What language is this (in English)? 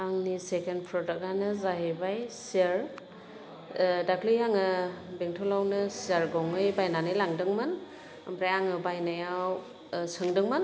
Bodo